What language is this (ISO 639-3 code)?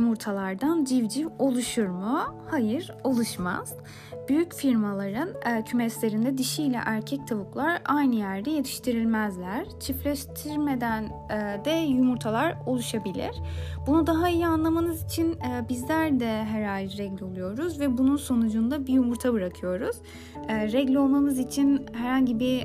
tur